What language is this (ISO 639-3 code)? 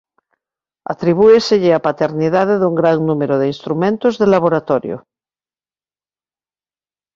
glg